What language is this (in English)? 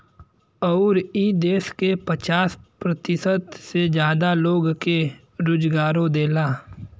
Bhojpuri